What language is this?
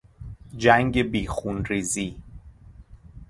Persian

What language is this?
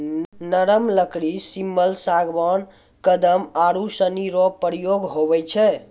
Maithili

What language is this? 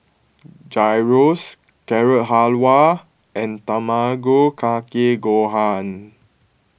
English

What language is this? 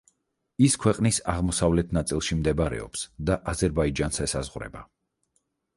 Georgian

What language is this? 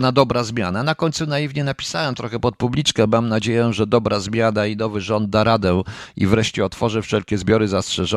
Polish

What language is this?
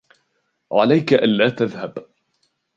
Arabic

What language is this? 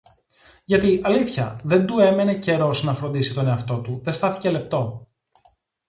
Greek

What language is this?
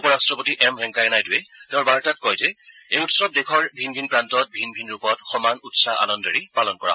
Assamese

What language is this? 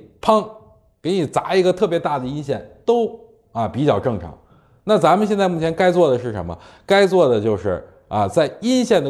Chinese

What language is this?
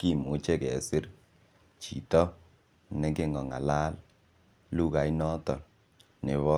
Kalenjin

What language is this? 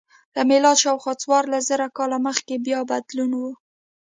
Pashto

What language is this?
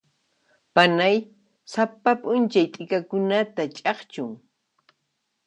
Puno Quechua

